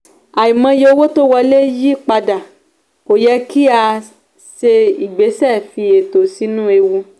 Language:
Yoruba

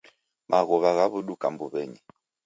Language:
Taita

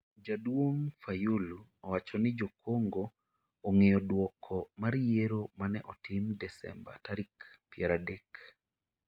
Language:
Luo (Kenya and Tanzania)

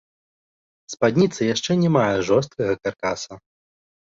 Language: Belarusian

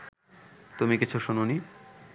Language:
Bangla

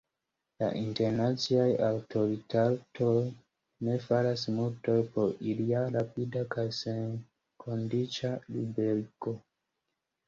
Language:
Esperanto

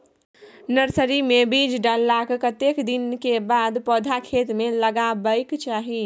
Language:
Maithili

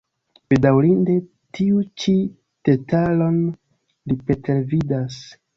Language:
Esperanto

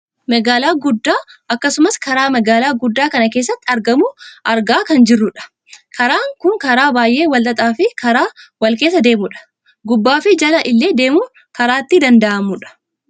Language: Oromo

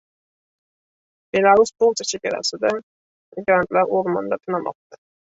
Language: Uzbek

